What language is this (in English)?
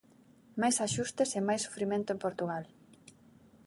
Galician